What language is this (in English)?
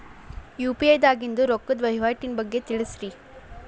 Kannada